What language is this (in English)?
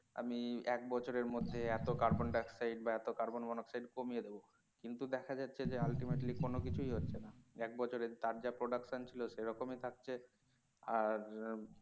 Bangla